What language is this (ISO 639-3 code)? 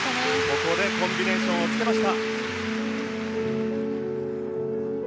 jpn